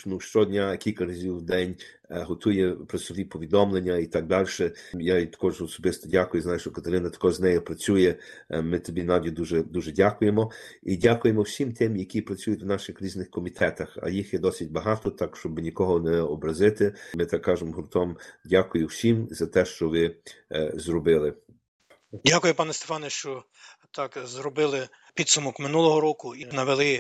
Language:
Ukrainian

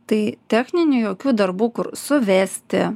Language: Lithuanian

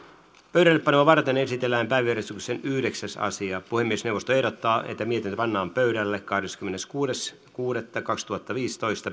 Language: Finnish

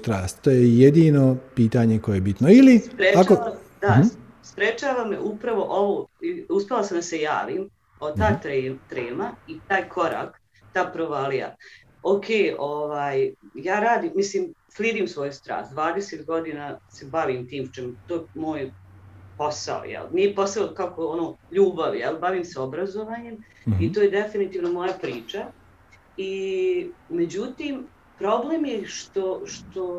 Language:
Croatian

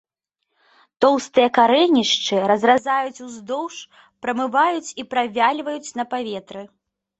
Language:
Belarusian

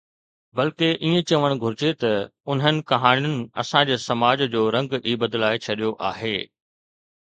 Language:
Sindhi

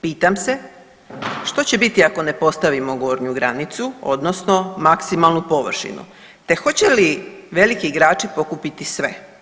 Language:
Croatian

